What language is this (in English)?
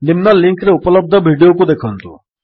Odia